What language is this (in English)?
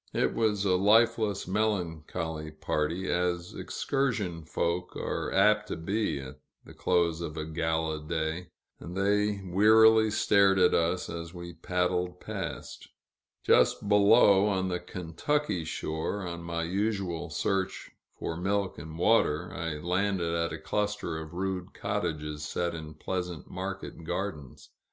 English